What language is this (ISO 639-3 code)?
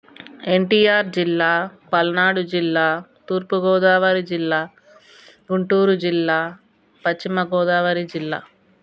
tel